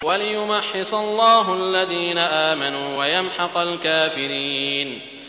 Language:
Arabic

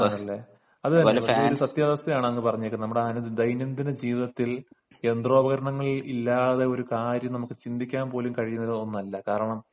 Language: Malayalam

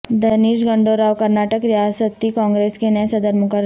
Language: Urdu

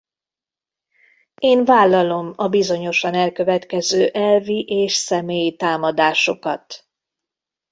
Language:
Hungarian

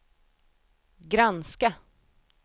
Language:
Swedish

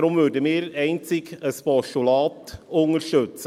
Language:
Swiss German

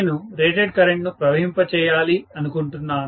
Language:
Telugu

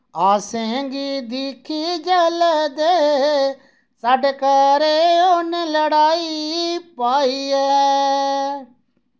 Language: Dogri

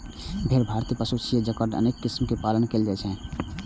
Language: Maithili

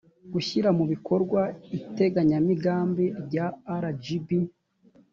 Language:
Kinyarwanda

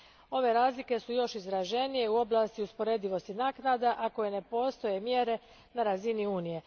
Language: Croatian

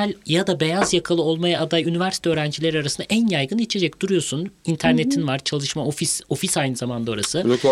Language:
Turkish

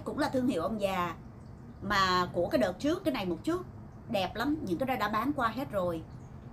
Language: Vietnamese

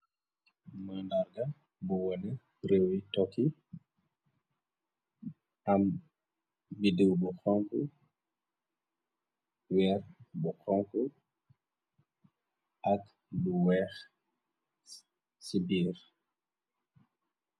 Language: Wolof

